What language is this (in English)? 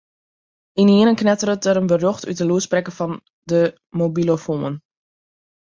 Western Frisian